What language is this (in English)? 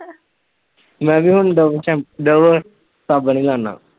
Punjabi